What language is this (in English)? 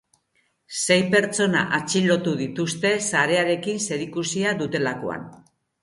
Basque